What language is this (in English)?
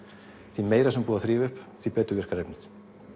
Icelandic